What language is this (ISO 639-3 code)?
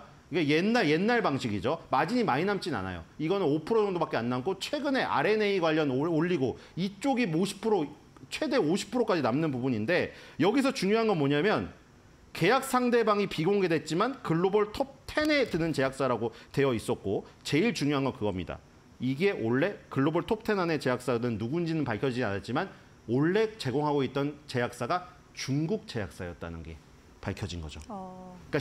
kor